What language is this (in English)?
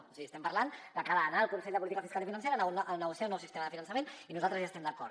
Catalan